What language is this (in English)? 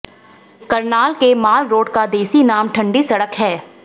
Hindi